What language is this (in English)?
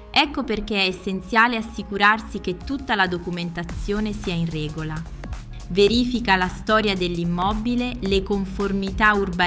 Italian